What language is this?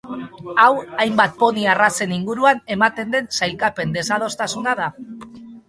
Basque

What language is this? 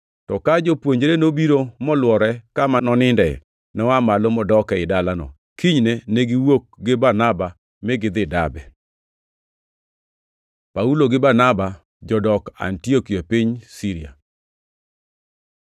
Luo (Kenya and Tanzania)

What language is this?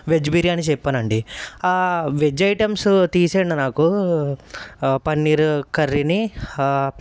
Telugu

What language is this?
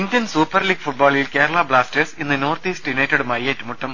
Malayalam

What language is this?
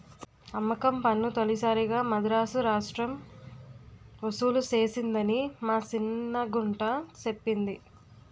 Telugu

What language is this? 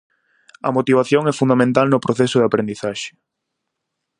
Galician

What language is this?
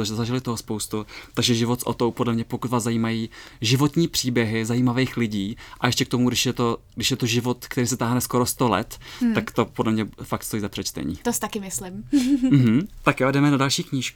Czech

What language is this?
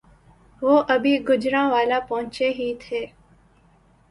Urdu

